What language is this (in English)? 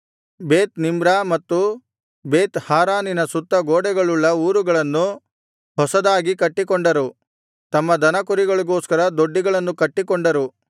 Kannada